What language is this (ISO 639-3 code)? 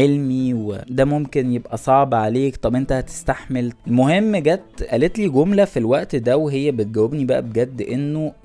ara